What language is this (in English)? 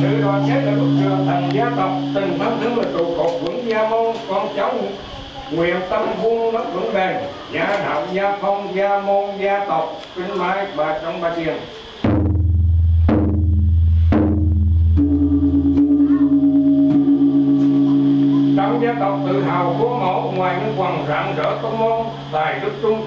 Vietnamese